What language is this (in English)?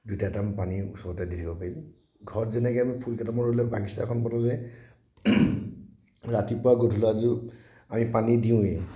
Assamese